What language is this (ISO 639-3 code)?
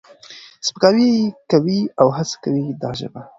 pus